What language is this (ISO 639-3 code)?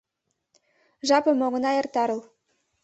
chm